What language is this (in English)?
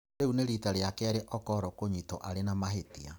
Kikuyu